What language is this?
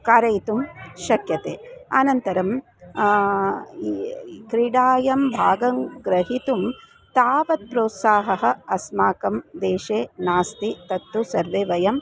Sanskrit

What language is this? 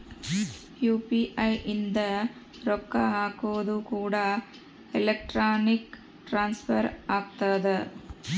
Kannada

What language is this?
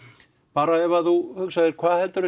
Icelandic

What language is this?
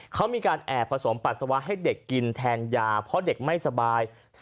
Thai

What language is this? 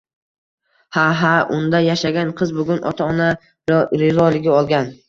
Uzbek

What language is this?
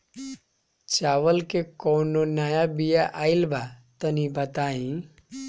Bhojpuri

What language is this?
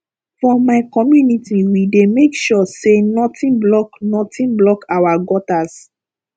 Nigerian Pidgin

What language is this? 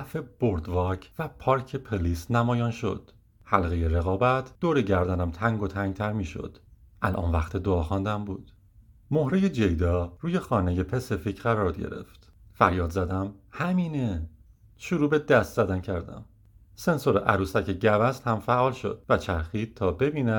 Persian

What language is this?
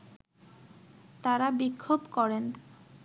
Bangla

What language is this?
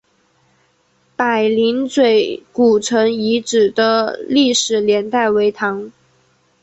Chinese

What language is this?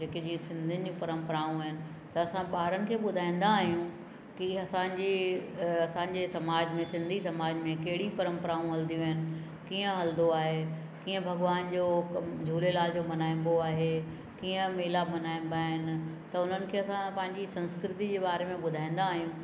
Sindhi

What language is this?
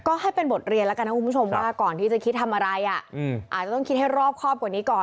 Thai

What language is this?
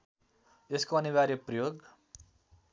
Nepali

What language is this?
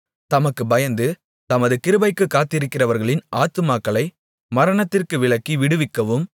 Tamil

